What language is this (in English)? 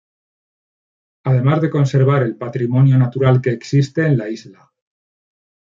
Spanish